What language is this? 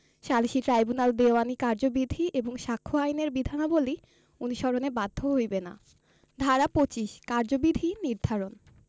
Bangla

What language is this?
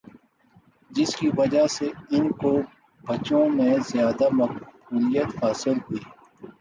Urdu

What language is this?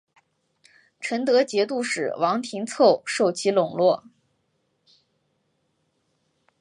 Chinese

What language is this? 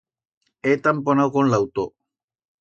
Aragonese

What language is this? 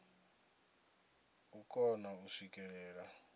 Venda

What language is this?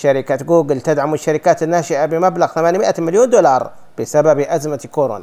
Arabic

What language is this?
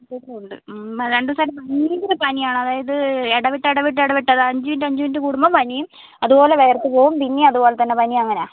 Malayalam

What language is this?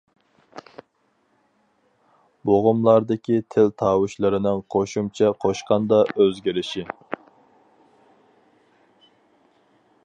Uyghur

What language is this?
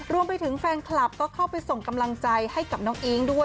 Thai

